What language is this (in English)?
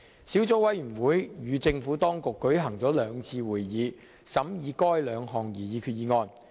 Cantonese